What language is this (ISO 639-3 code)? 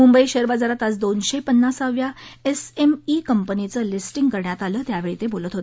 mar